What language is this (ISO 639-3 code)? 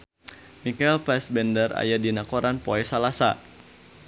sun